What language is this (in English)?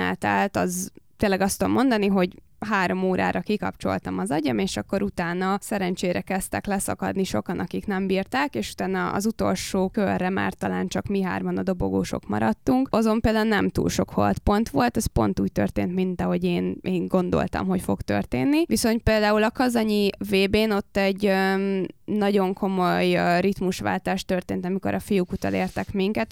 Hungarian